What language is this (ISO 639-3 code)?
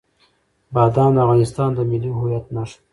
pus